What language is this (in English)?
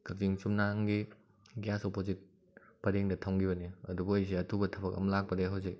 Manipuri